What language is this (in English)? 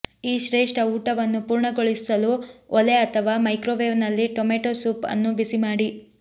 Kannada